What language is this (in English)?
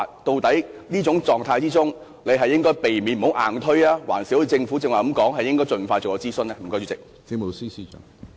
Cantonese